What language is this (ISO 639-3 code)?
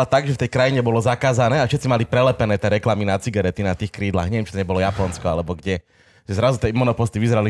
slk